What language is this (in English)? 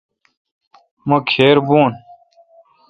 Kalkoti